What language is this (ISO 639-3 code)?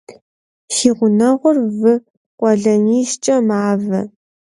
kbd